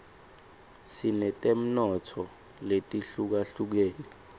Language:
Swati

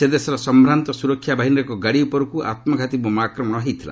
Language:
Odia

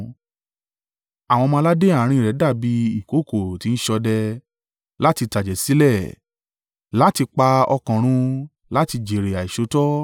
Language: Yoruba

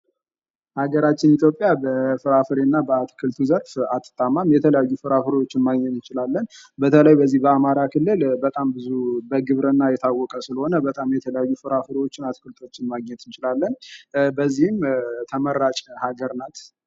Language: Amharic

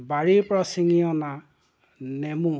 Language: Assamese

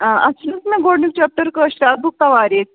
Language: Kashmiri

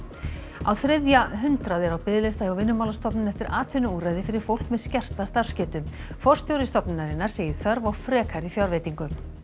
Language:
Icelandic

